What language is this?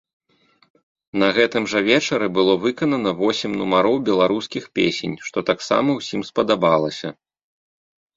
Belarusian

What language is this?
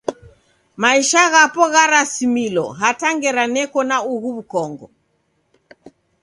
Taita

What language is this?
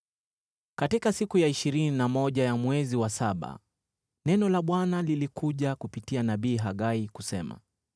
Swahili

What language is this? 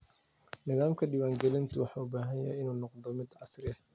Somali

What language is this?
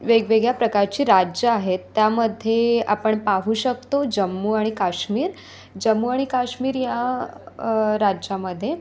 Marathi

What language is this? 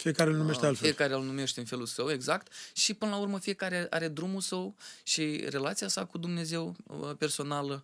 Romanian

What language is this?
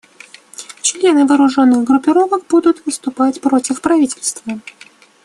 Russian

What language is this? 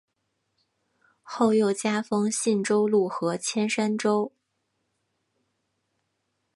Chinese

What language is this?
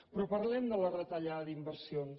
Catalan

